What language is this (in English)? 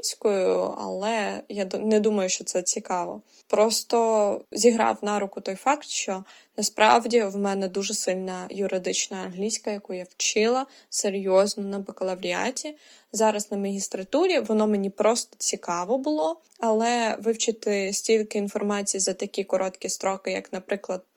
Ukrainian